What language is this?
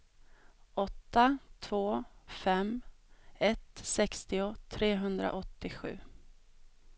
Swedish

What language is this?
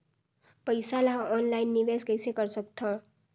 Chhattisgarhi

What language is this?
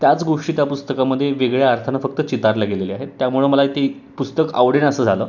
Marathi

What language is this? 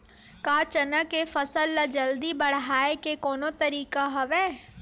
Chhattisgarhi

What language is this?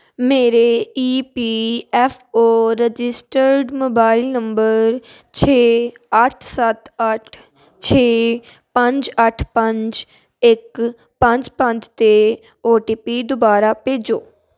Punjabi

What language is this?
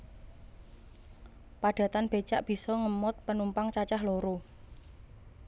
Javanese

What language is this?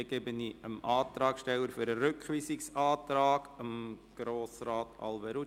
Swiss German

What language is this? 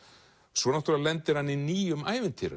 Icelandic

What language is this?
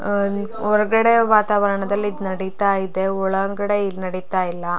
Kannada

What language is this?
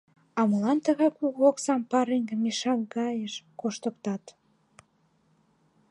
Mari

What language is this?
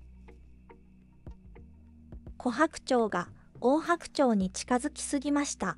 Japanese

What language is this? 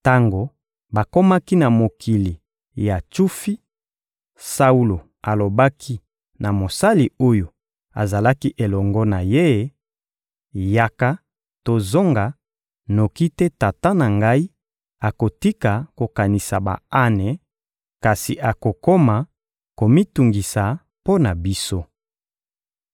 Lingala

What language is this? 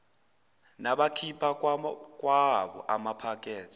Zulu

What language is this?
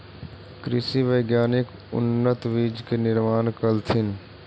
Magahi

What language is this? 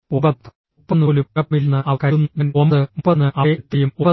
Malayalam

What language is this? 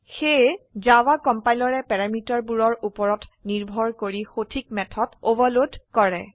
Assamese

